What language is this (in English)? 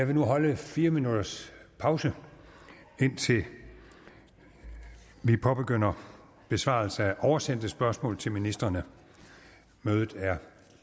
Danish